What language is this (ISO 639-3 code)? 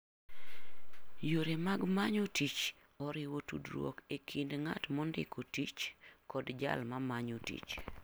luo